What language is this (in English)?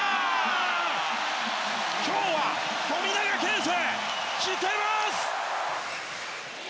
Japanese